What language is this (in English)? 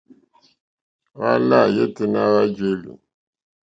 Mokpwe